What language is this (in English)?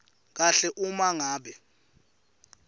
Swati